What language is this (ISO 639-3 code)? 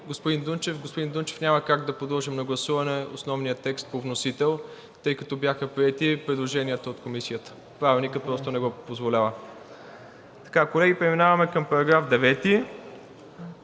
bul